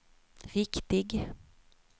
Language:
Swedish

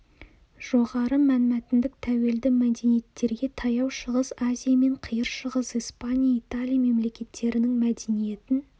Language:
Kazakh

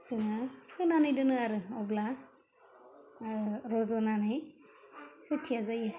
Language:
Bodo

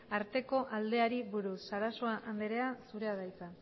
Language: Basque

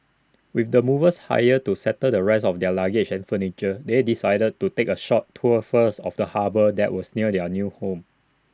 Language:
English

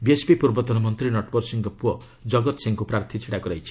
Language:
Odia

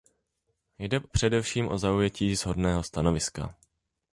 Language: Czech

